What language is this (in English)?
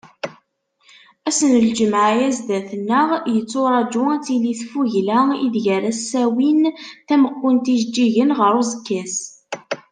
Kabyle